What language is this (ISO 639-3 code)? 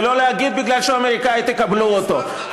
heb